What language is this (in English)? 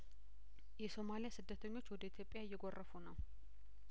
Amharic